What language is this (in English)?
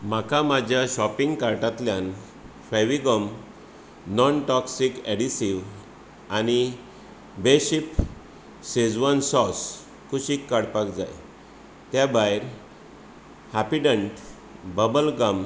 Konkani